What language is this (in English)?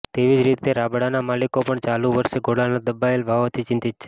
Gujarati